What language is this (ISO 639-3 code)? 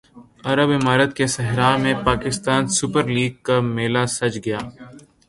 urd